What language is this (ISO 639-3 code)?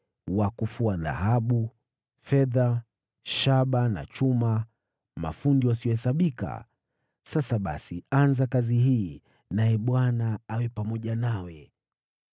swa